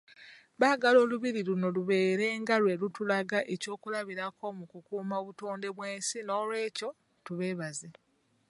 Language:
Ganda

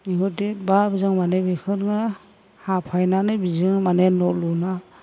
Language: Bodo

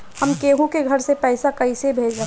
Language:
Bhojpuri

